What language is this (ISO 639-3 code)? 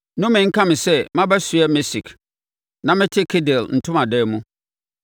aka